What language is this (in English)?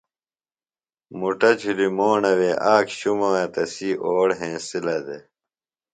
Phalura